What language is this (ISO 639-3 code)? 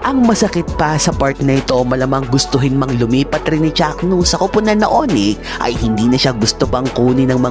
fil